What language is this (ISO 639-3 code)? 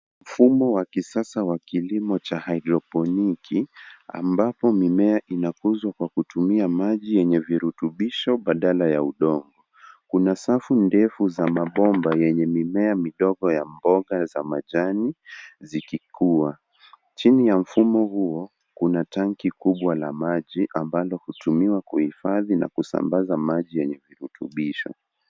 swa